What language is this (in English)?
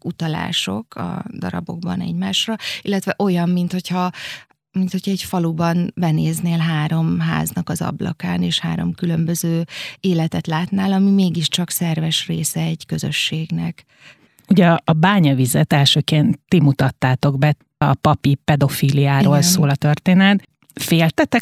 Hungarian